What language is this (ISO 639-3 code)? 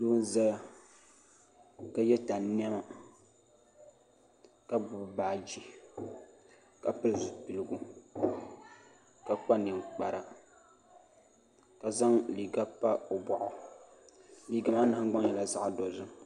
dag